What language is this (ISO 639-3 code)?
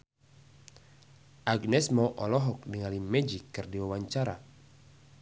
sun